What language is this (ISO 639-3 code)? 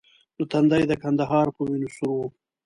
pus